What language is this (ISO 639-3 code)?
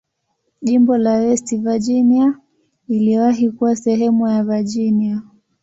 swa